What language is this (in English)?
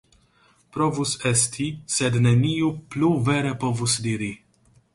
Esperanto